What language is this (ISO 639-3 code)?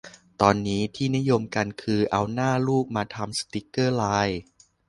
tha